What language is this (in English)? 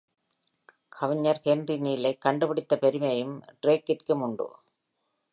Tamil